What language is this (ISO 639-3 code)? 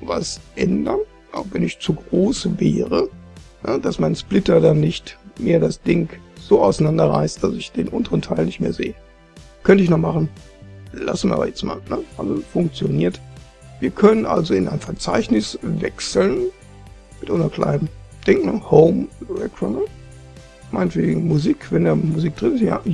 deu